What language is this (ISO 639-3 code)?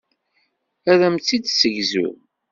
kab